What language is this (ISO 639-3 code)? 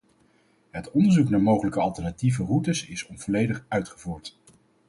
nld